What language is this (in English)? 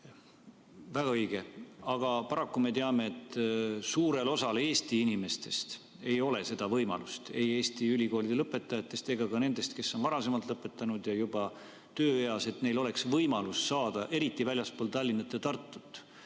Estonian